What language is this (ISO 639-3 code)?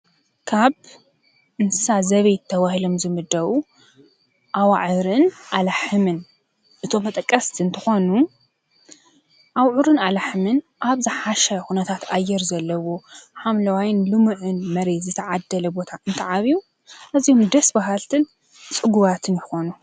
tir